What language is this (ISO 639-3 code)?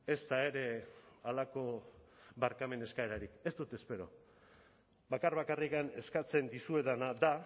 eus